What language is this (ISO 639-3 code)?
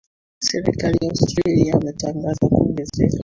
swa